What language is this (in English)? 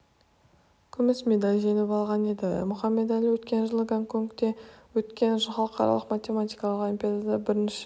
Kazakh